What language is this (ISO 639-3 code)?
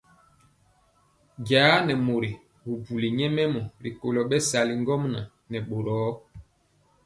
mcx